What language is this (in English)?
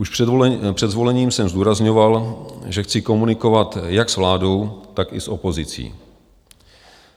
Czech